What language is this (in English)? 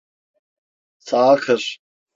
Turkish